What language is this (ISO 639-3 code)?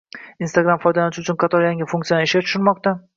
uzb